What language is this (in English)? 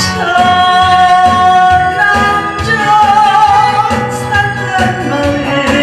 Korean